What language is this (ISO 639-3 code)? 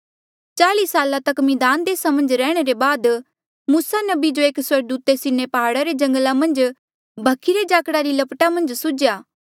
mjl